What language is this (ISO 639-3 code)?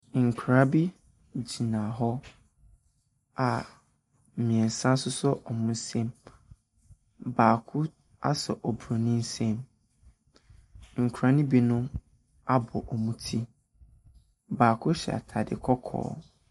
aka